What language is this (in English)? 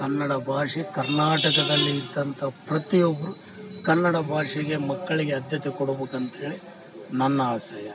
Kannada